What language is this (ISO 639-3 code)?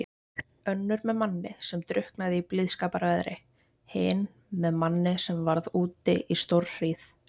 isl